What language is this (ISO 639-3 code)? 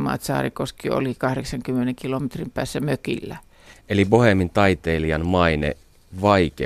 fin